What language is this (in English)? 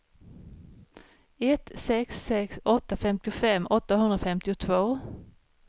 Swedish